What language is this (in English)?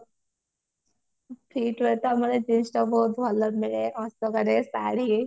Odia